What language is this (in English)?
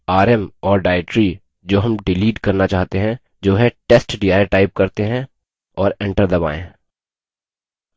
Hindi